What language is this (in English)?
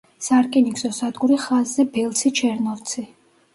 Georgian